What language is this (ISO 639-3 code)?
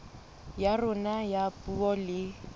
sot